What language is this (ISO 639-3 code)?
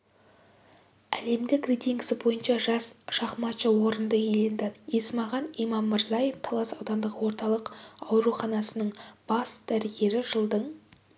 kaz